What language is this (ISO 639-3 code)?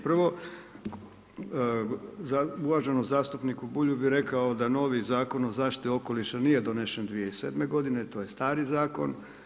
hrv